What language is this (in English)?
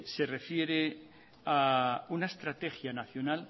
Spanish